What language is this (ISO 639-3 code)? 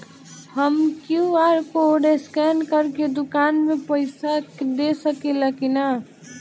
bho